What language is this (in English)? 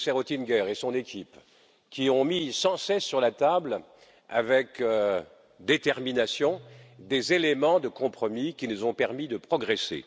French